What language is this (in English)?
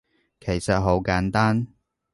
Cantonese